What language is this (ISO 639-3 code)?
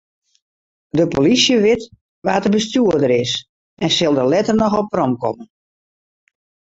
fry